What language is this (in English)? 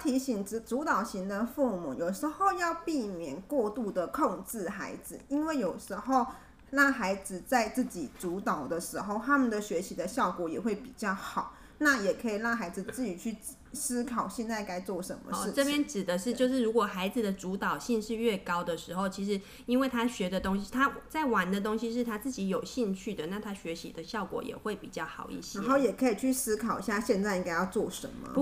Chinese